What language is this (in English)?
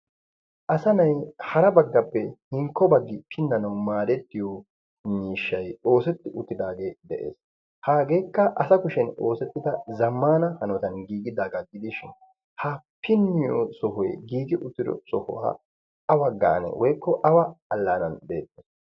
Wolaytta